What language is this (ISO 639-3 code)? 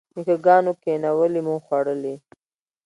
pus